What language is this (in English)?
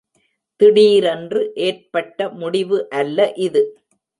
Tamil